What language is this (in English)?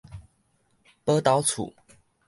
Min Nan Chinese